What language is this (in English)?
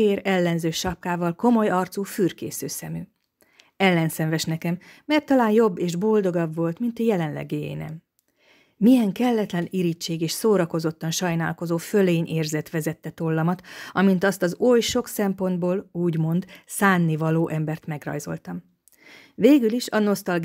Hungarian